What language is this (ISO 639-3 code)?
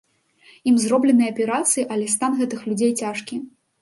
bel